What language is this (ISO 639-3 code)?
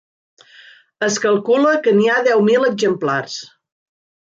cat